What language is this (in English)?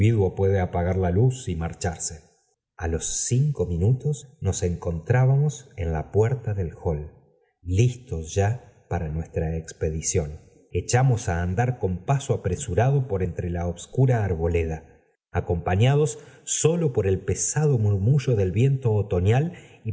Spanish